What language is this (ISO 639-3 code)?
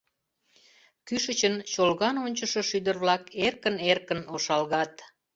chm